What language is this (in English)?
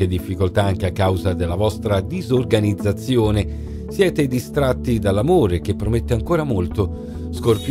Italian